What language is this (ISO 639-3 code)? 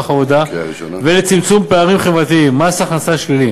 heb